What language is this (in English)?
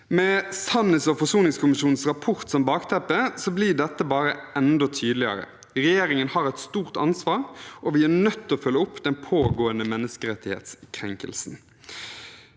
Norwegian